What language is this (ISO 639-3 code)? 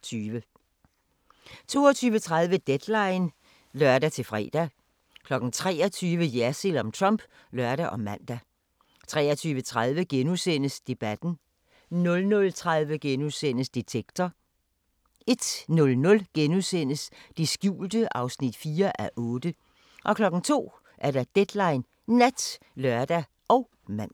dan